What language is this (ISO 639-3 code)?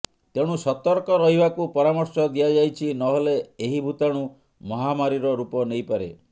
ori